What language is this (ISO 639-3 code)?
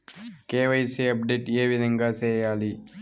tel